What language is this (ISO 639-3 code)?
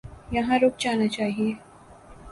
urd